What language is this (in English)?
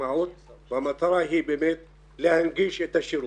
Hebrew